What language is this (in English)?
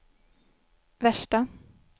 Swedish